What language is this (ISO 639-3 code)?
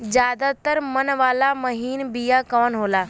bho